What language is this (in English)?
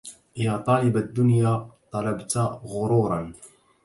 Arabic